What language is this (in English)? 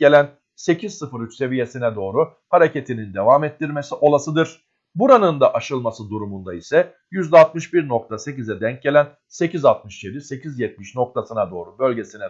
Turkish